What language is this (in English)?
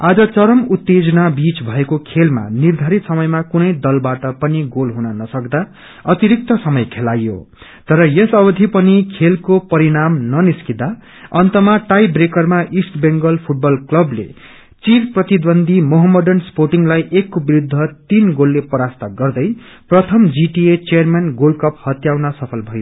Nepali